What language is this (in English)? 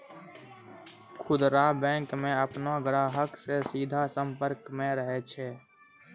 Maithili